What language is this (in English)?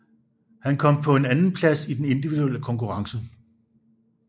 Danish